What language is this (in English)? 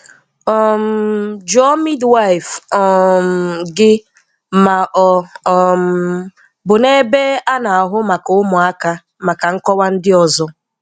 Igbo